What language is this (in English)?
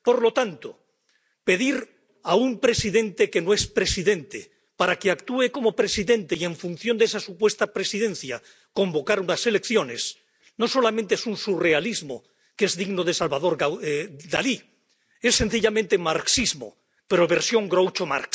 Spanish